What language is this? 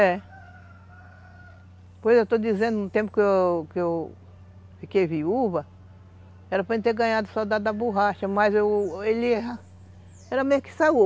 Portuguese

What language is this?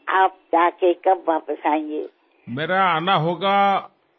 Telugu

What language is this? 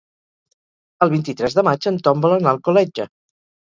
Catalan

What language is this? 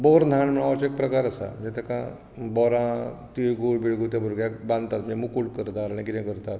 Konkani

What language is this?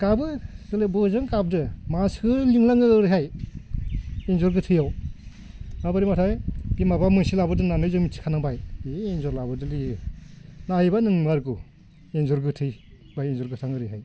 Bodo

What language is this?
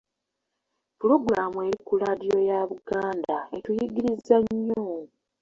Ganda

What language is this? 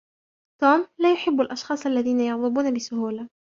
Arabic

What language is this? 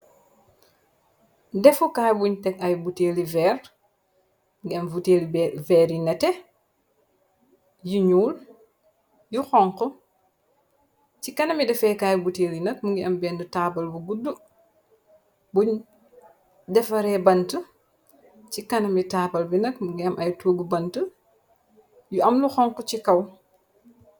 Wolof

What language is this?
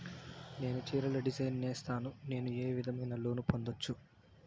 Telugu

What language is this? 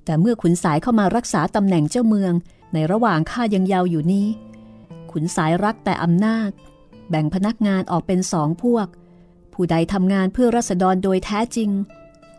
Thai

